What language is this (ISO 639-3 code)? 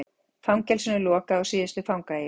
isl